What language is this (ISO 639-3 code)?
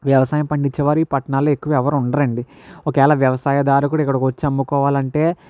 tel